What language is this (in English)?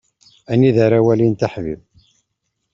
Kabyle